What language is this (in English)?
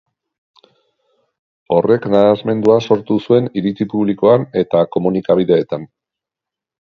Basque